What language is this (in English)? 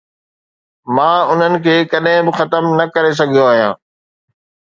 Sindhi